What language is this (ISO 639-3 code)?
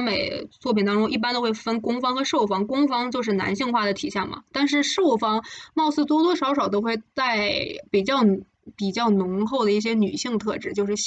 zho